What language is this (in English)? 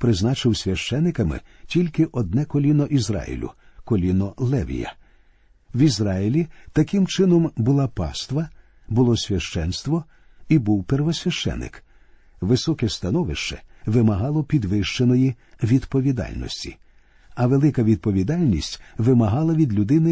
Ukrainian